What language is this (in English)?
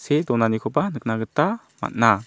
Garo